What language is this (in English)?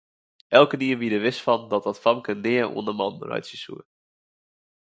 Western Frisian